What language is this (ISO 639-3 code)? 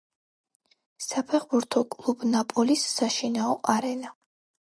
kat